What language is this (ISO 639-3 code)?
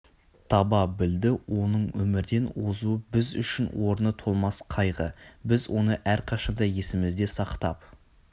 kaz